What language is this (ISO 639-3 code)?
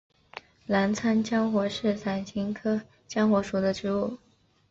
zho